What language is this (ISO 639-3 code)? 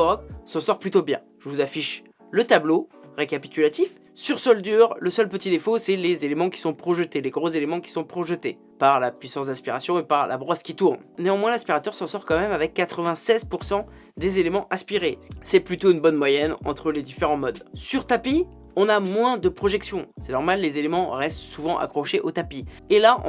fra